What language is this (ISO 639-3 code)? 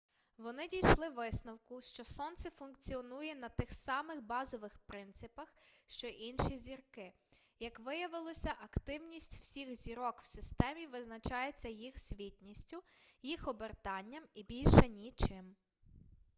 ukr